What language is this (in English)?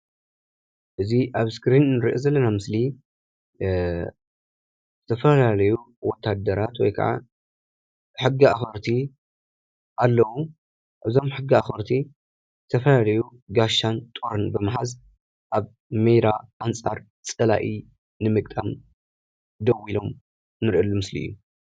Tigrinya